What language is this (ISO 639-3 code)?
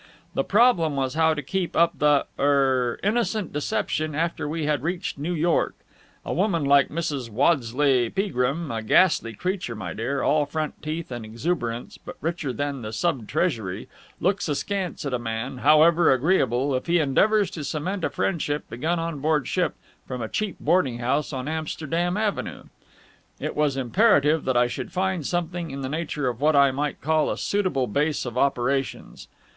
eng